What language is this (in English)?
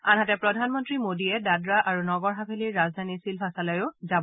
Assamese